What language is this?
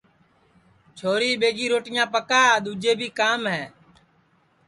Sansi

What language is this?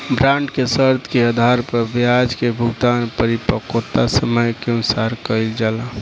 Bhojpuri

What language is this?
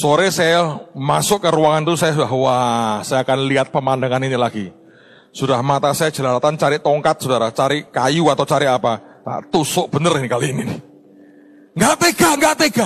Indonesian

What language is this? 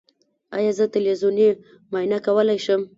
Pashto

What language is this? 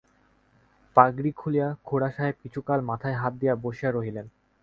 Bangla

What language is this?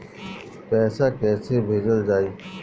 Bhojpuri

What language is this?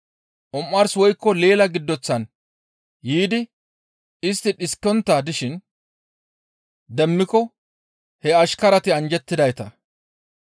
Gamo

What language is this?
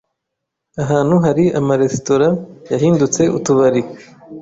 Kinyarwanda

